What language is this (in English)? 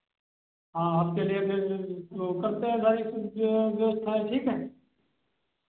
Hindi